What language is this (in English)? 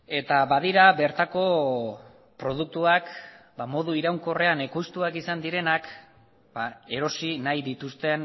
Basque